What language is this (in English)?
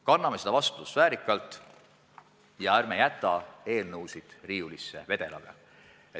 Estonian